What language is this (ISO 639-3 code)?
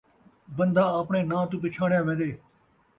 skr